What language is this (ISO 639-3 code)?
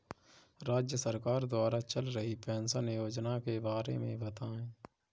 hin